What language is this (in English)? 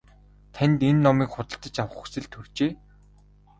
Mongolian